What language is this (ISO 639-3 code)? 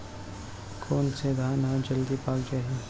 hne